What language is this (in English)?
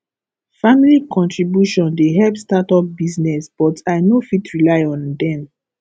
Nigerian Pidgin